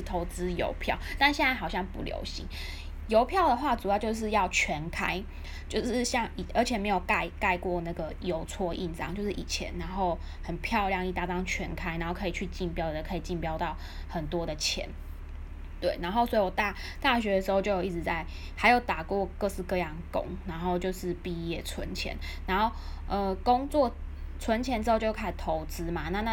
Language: Chinese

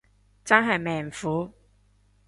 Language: Cantonese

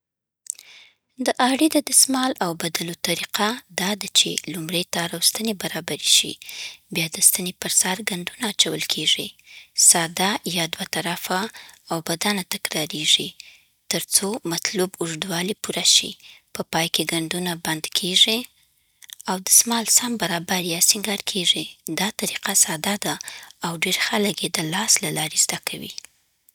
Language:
Southern Pashto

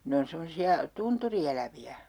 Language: Finnish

